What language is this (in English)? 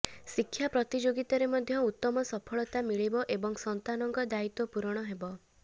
Odia